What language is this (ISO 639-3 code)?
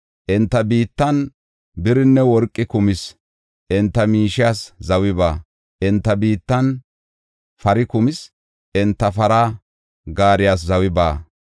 gof